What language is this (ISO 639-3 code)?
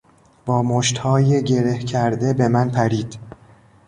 fas